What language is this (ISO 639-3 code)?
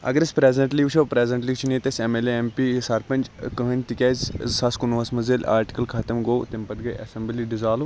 kas